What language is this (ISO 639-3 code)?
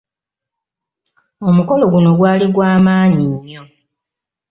lug